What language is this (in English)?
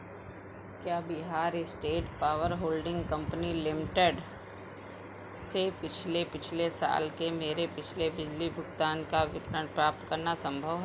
Hindi